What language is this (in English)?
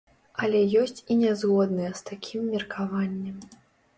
Belarusian